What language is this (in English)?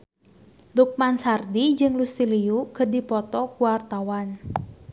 Sundanese